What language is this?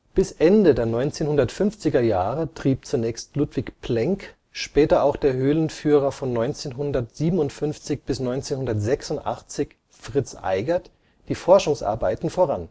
German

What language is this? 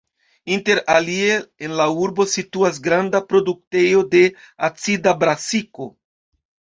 Esperanto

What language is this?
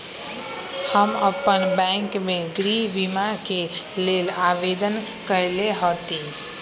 Magahi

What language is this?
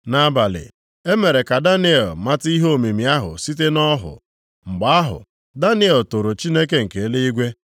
Igbo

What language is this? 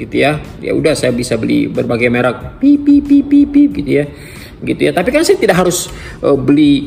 Indonesian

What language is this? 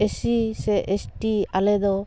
Santali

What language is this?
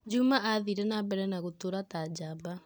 Kikuyu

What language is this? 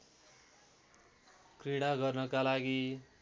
Nepali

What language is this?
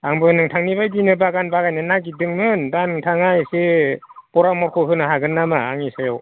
Bodo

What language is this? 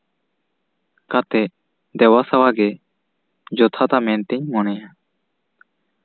Santali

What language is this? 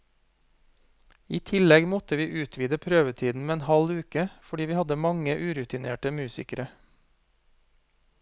Norwegian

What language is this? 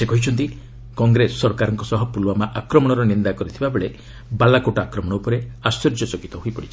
Odia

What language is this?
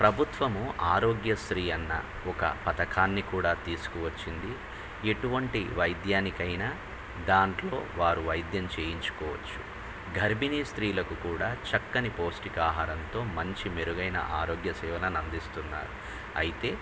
Telugu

